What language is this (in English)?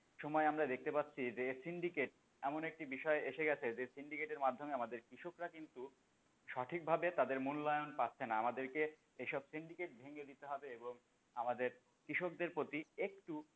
Bangla